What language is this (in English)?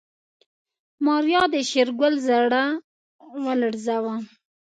Pashto